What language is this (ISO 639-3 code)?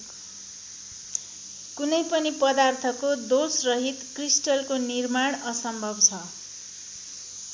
nep